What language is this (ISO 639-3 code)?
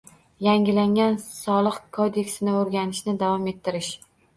uzb